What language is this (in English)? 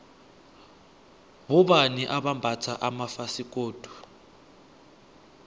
South Ndebele